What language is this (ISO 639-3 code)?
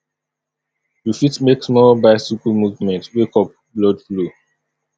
pcm